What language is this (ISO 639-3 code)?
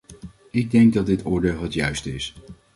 nld